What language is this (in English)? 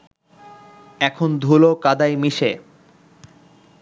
Bangla